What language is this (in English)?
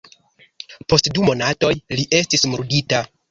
Esperanto